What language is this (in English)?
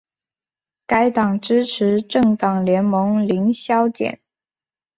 Chinese